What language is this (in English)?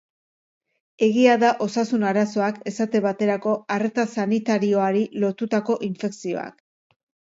Basque